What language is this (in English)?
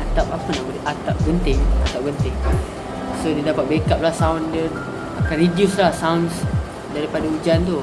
Malay